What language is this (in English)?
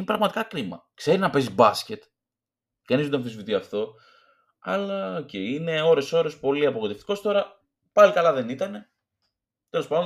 Greek